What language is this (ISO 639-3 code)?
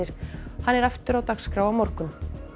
isl